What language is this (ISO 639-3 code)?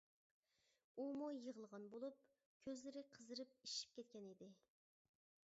uig